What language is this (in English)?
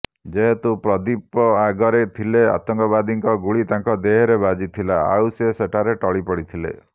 Odia